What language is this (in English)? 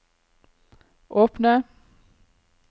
Norwegian